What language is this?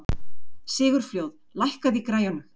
Icelandic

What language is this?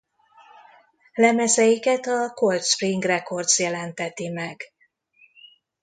Hungarian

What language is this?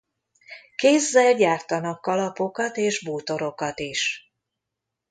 Hungarian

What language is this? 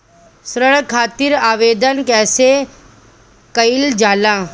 Bhojpuri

